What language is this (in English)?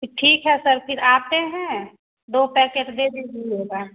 Hindi